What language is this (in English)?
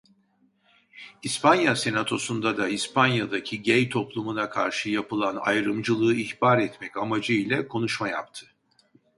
Turkish